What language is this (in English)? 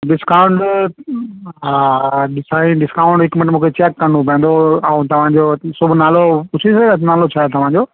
Sindhi